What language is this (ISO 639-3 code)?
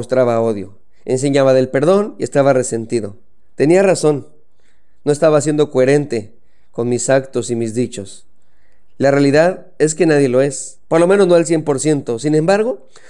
spa